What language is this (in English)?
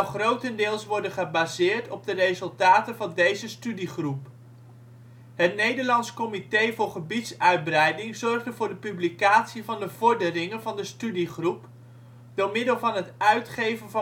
Dutch